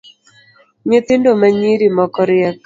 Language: Luo (Kenya and Tanzania)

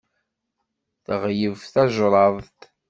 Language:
Kabyle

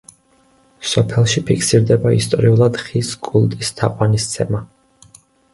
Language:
Georgian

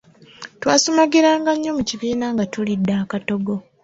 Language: Ganda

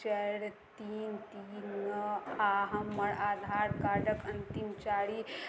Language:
Maithili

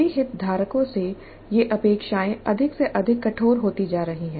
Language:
Hindi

